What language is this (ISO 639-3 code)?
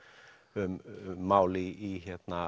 isl